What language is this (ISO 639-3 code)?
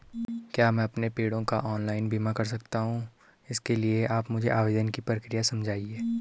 hin